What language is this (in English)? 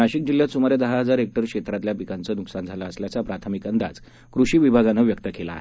Marathi